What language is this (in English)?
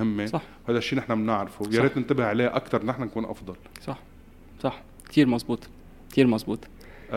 Arabic